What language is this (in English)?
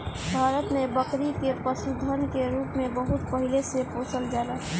Bhojpuri